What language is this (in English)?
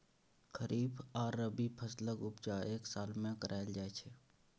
Maithili